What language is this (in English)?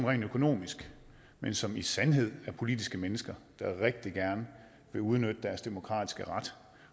Danish